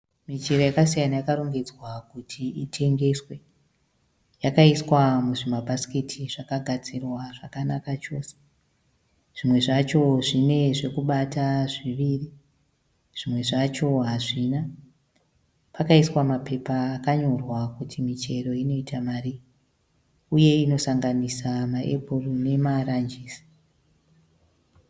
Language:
Shona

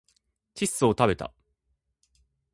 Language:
Japanese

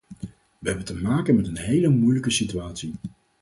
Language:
Dutch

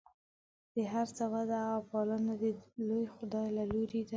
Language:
Pashto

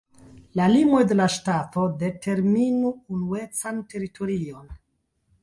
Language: Esperanto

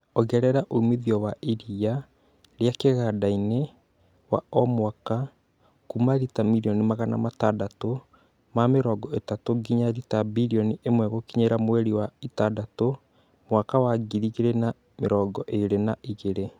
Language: Kikuyu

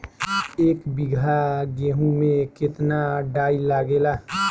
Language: Bhojpuri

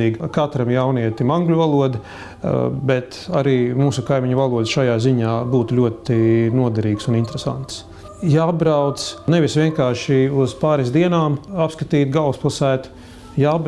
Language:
Dutch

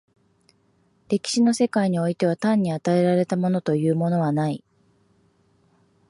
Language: Japanese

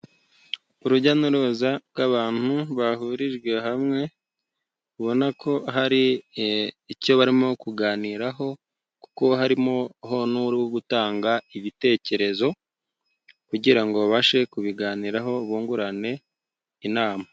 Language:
Kinyarwanda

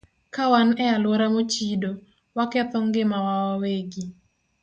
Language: Luo (Kenya and Tanzania)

